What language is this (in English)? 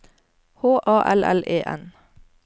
Norwegian